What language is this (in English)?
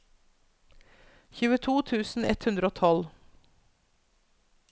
Norwegian